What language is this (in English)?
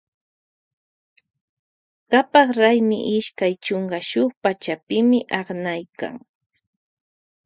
Loja Highland Quichua